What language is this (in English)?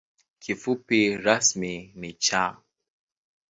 Swahili